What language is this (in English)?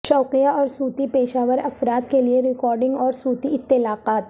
Urdu